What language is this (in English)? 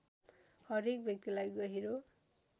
Nepali